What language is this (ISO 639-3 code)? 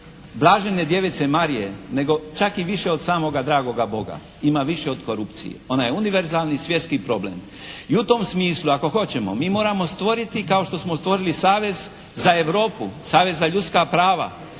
hrv